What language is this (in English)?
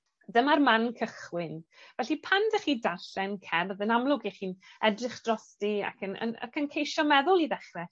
Welsh